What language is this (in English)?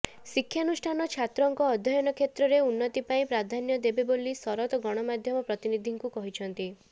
Odia